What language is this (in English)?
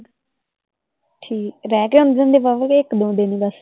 Punjabi